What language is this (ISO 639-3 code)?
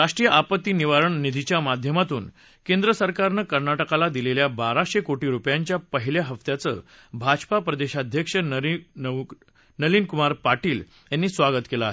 mar